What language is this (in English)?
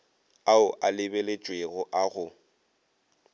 Northern Sotho